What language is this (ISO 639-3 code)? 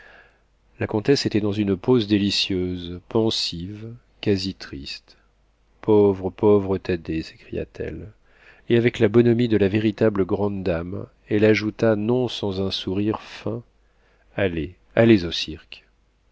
fra